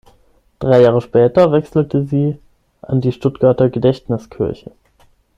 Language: German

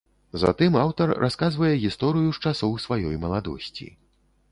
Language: Belarusian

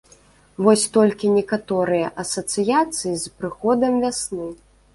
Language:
Belarusian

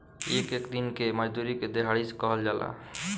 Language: Bhojpuri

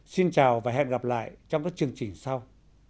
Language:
Vietnamese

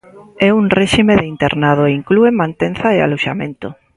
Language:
Galician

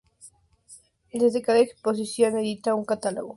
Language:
Spanish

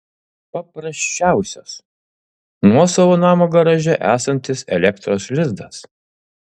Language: Lithuanian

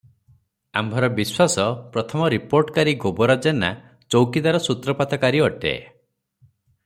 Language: Odia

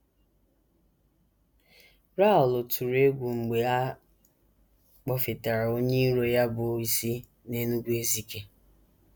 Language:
Igbo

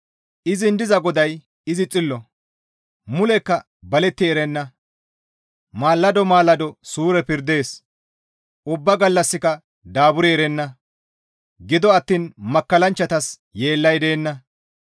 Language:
Gamo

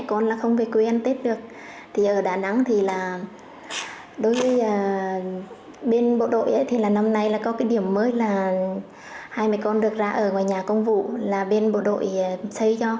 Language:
Vietnamese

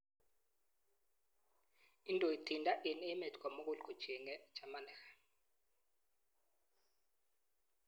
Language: Kalenjin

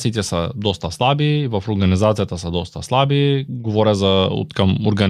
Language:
Bulgarian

